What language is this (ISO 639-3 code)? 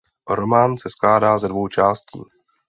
ces